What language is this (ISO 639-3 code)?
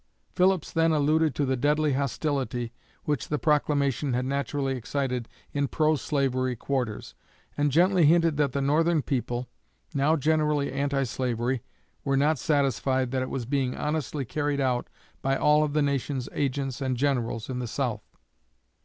eng